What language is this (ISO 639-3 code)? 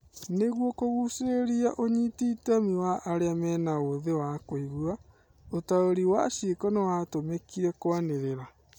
kik